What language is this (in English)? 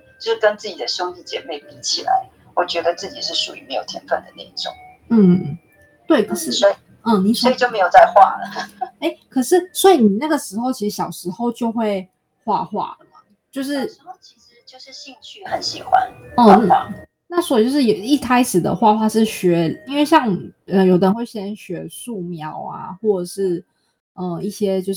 Chinese